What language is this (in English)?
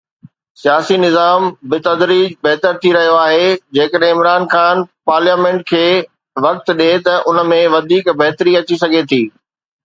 Sindhi